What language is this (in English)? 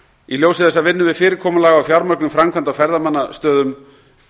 Icelandic